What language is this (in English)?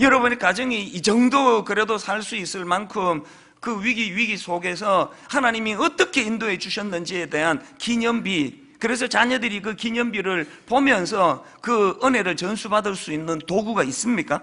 Korean